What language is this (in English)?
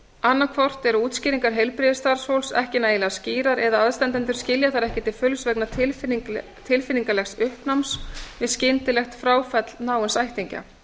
Icelandic